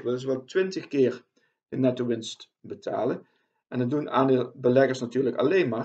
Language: Dutch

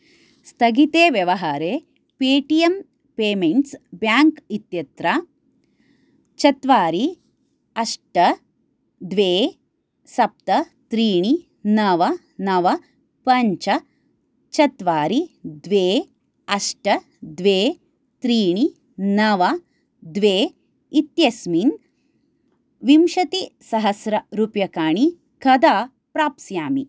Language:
Sanskrit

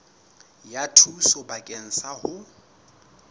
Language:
Southern Sotho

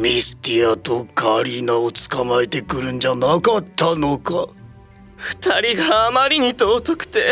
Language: Japanese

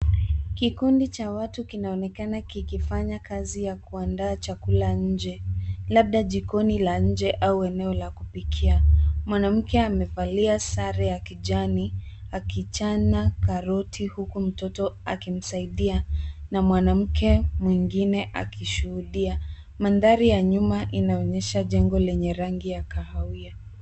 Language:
Swahili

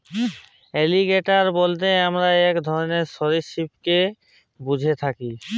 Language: Bangla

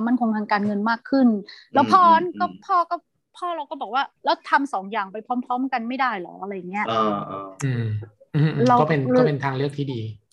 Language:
Thai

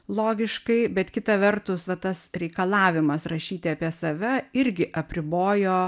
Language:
Lithuanian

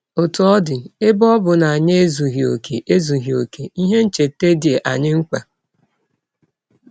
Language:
Igbo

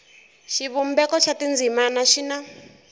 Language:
Tsonga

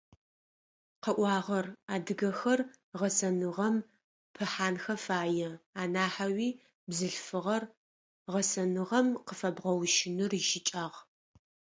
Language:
Adyghe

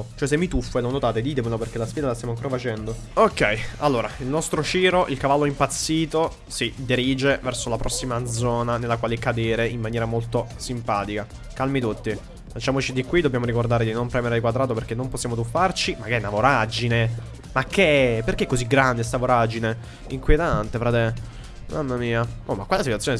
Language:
Italian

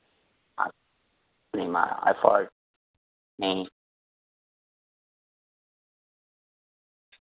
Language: Gujarati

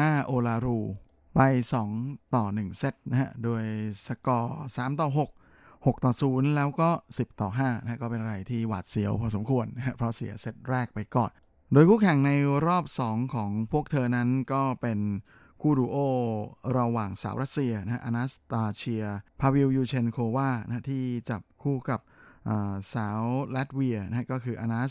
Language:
Thai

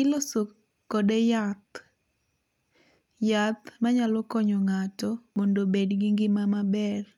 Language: Luo (Kenya and Tanzania)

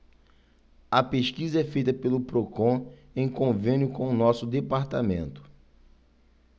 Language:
Portuguese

